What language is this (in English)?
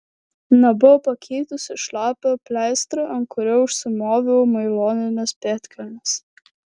Lithuanian